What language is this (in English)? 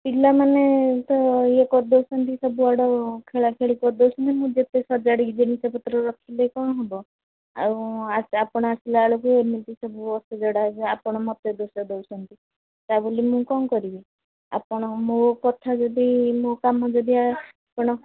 Odia